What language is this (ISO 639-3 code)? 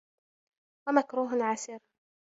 ara